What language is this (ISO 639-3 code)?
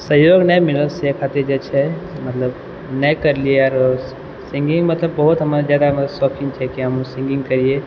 mai